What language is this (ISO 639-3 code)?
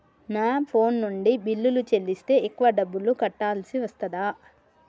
tel